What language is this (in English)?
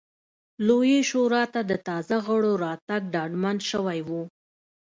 Pashto